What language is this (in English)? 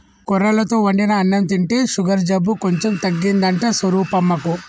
Telugu